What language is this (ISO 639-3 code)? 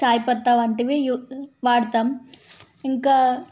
tel